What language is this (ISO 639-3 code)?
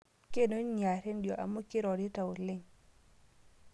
mas